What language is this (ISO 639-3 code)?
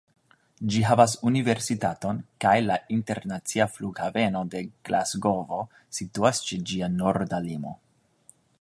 epo